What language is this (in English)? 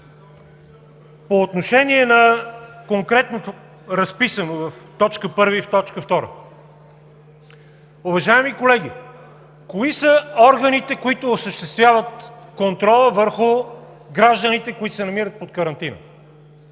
Bulgarian